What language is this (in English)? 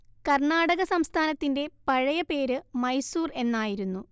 Malayalam